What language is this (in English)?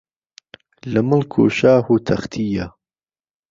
Central Kurdish